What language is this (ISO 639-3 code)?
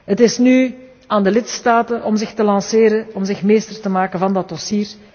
nld